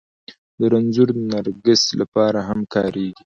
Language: Pashto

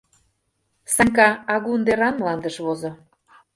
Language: Mari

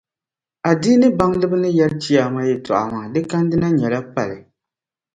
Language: Dagbani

